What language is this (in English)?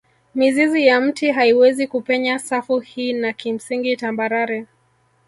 Swahili